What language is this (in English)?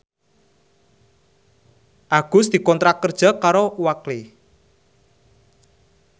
Javanese